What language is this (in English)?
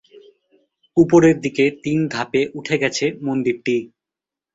Bangla